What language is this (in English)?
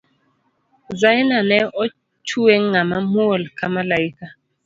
Luo (Kenya and Tanzania)